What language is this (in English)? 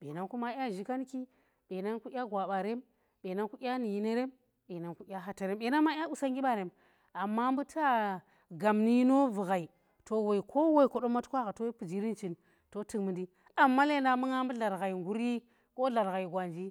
Tera